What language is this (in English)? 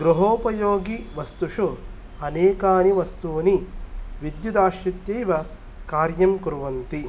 Sanskrit